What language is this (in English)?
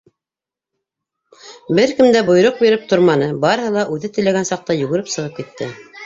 Bashkir